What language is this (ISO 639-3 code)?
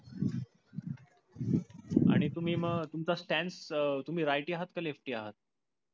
mar